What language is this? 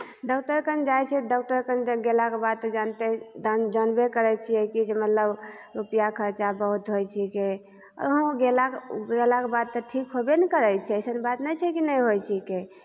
Maithili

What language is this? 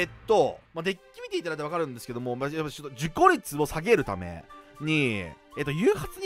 Japanese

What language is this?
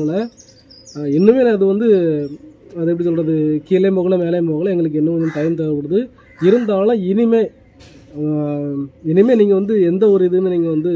Arabic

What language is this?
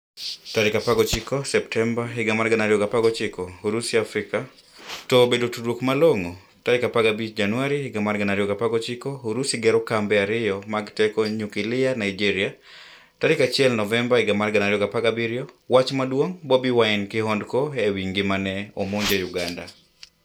Luo (Kenya and Tanzania)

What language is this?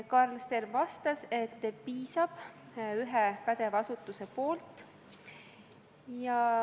Estonian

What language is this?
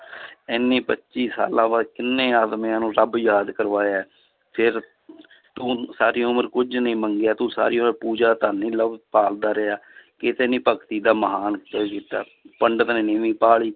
Punjabi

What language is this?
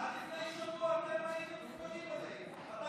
Hebrew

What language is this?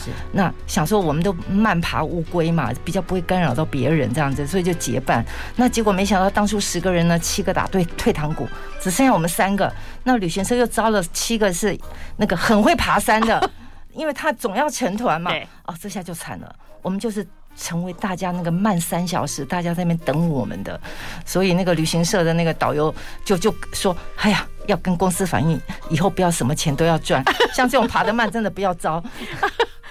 Chinese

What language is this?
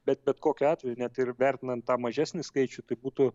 Lithuanian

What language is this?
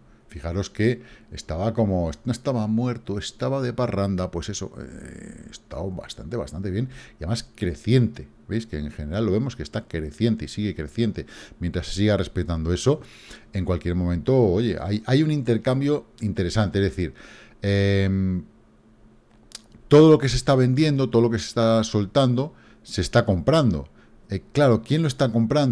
Spanish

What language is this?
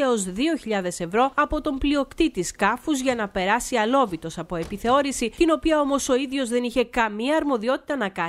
Greek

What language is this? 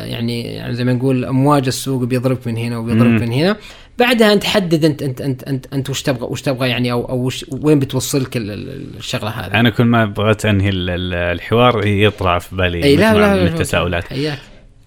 Arabic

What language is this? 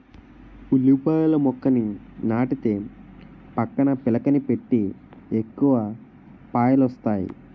Telugu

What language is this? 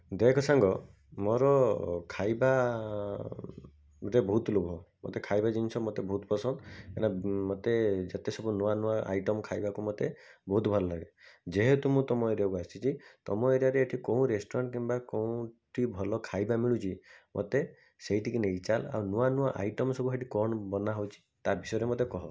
Odia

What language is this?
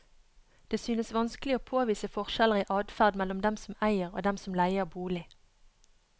Norwegian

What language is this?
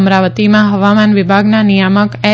Gujarati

